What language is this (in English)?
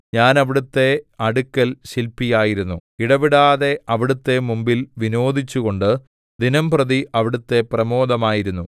Malayalam